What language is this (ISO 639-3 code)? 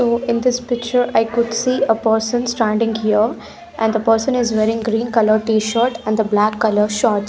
eng